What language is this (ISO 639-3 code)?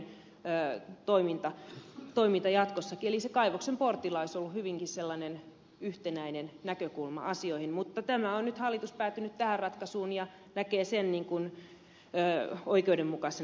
fin